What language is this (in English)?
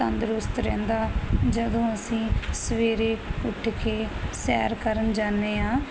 Punjabi